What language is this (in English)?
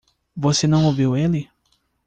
Portuguese